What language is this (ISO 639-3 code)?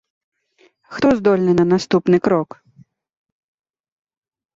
bel